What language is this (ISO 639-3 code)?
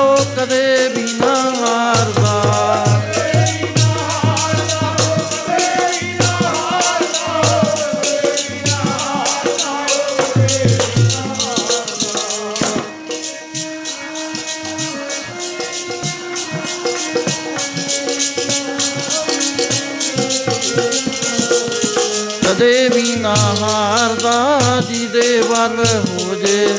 pan